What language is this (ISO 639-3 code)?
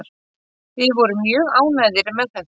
isl